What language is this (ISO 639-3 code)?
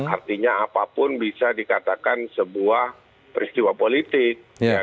ind